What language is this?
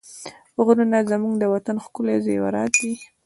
Pashto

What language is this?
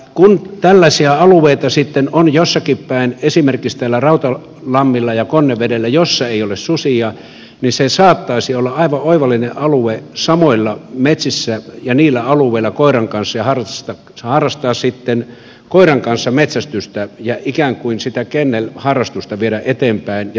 Finnish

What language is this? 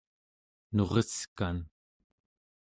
Central Yupik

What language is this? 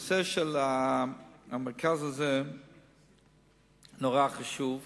Hebrew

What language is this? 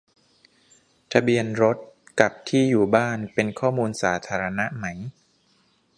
Thai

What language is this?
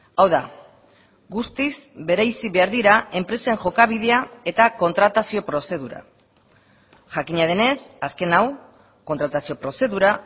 Basque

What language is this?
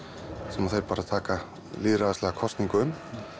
Icelandic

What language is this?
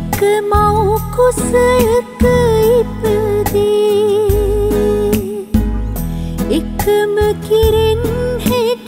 Vietnamese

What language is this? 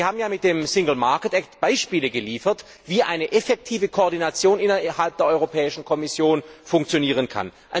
German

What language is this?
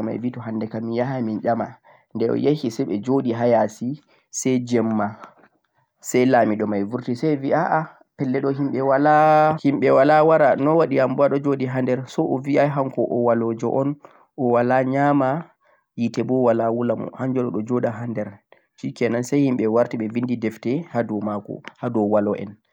Central-Eastern Niger Fulfulde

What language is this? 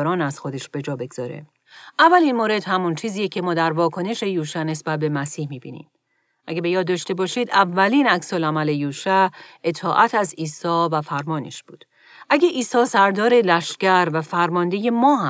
Persian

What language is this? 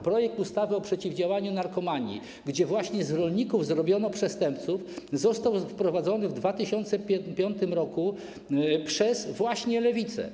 Polish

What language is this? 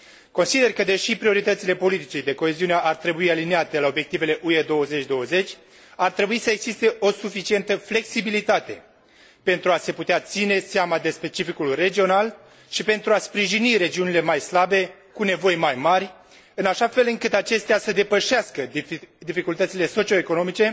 Romanian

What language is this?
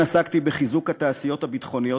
Hebrew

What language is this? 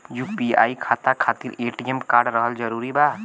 Bhojpuri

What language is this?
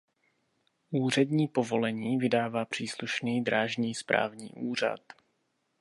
Czech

